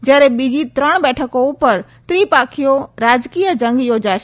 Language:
Gujarati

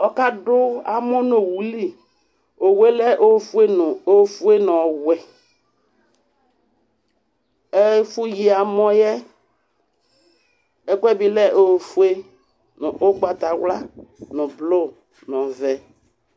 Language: Ikposo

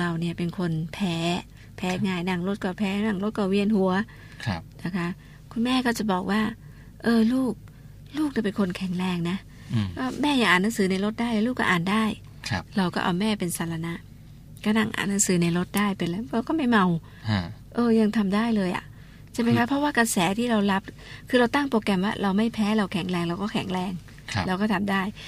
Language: Thai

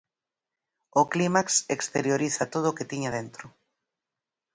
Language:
Galician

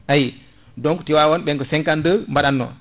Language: Fula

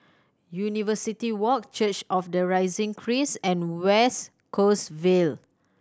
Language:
English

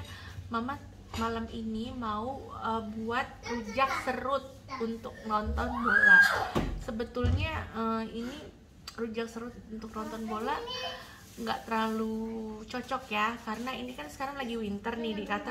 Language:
Indonesian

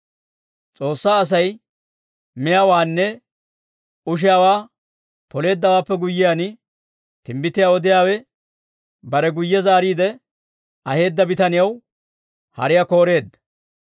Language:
Dawro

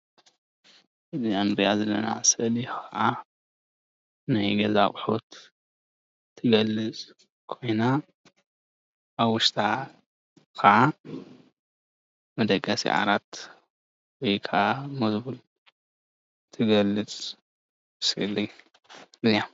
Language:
Tigrinya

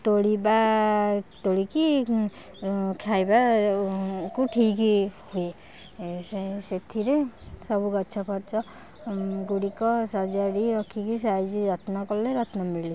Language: Odia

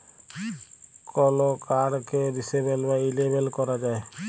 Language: Bangla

